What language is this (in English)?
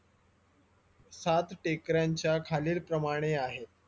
Marathi